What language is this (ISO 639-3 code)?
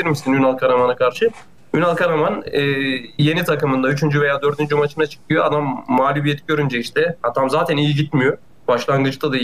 tur